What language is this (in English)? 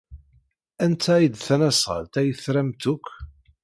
Kabyle